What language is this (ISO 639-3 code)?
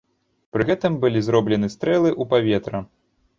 bel